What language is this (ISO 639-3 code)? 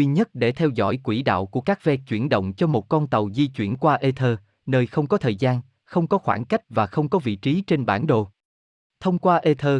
vie